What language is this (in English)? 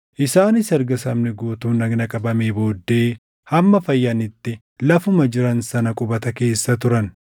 Oromo